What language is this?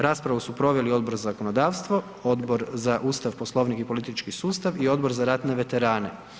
Croatian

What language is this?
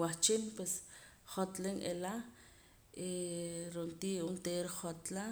Poqomam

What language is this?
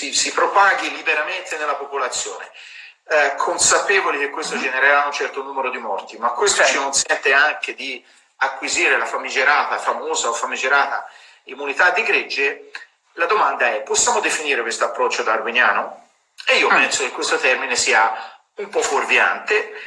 Italian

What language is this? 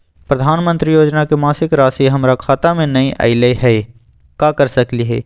Magahi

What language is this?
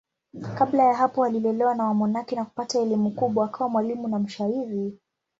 Swahili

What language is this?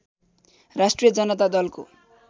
Nepali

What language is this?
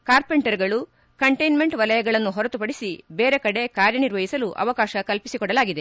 Kannada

